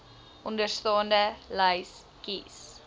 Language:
Afrikaans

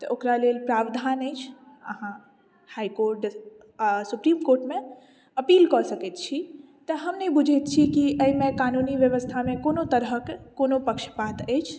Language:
Maithili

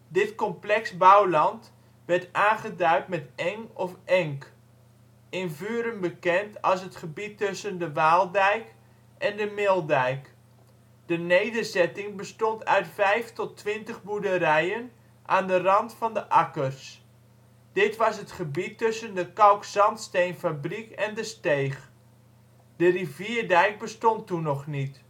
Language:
Dutch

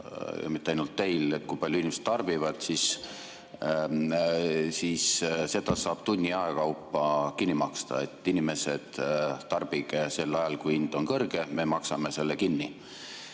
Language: Estonian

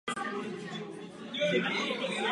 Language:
Czech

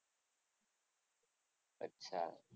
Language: Gujarati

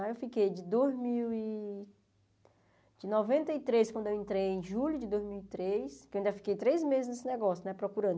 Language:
Portuguese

